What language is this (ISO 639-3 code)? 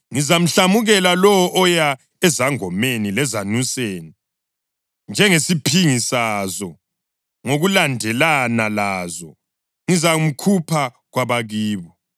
nde